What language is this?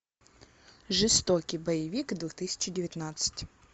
Russian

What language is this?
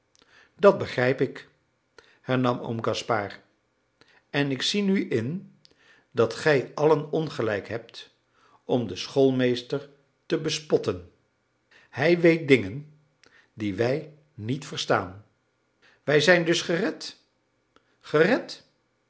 Dutch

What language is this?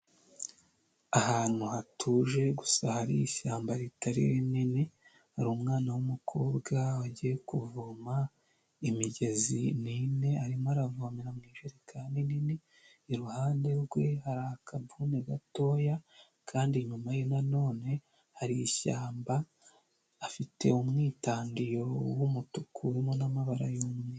Kinyarwanda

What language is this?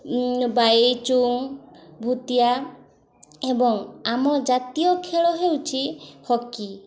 Odia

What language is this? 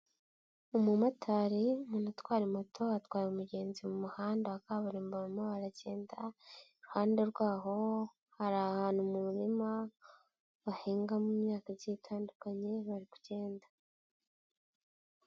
Kinyarwanda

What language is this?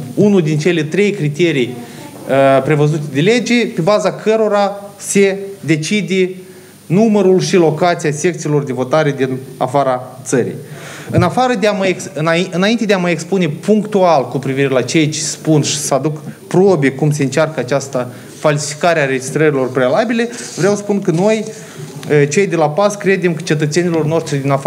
Romanian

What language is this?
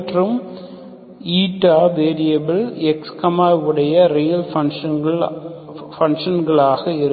Tamil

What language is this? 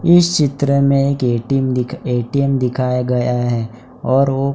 Hindi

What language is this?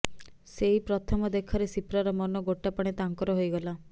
Odia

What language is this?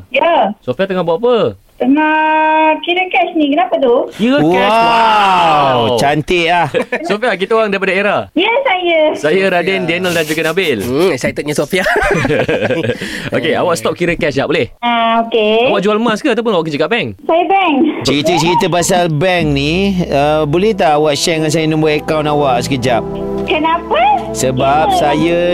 Malay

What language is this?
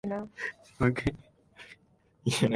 Japanese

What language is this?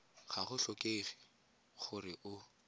Tswana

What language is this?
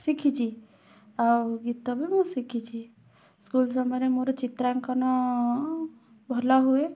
Odia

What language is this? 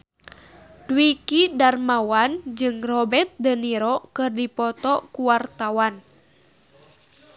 Sundanese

